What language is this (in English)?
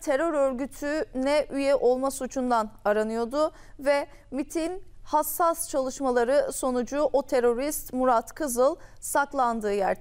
Turkish